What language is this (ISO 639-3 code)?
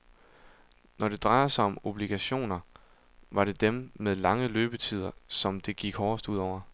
dan